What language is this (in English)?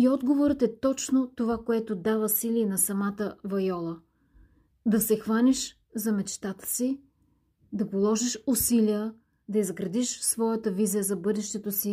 Bulgarian